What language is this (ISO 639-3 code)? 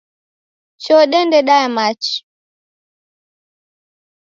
dav